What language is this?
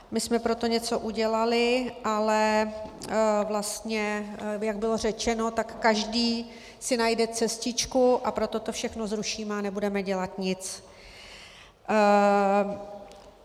Czech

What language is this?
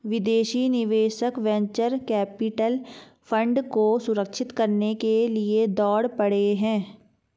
Hindi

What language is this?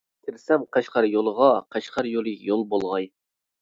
Uyghur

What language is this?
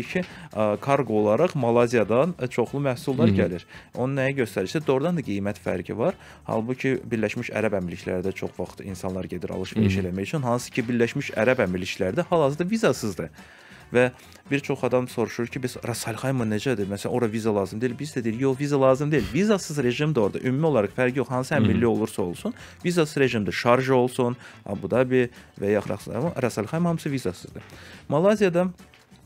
Turkish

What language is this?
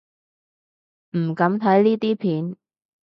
Cantonese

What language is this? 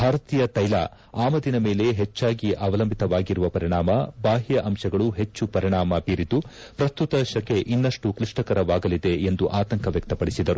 Kannada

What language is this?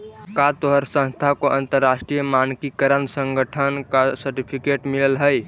Magahi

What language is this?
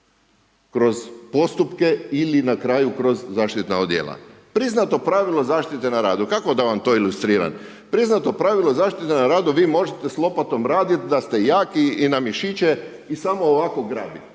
Croatian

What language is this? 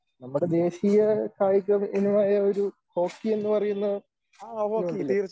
Malayalam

